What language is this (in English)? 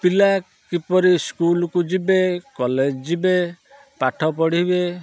Odia